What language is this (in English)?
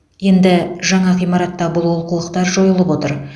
Kazakh